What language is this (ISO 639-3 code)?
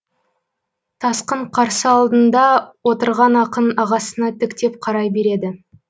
kaz